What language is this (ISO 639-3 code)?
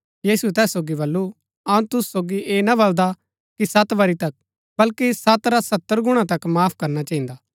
gbk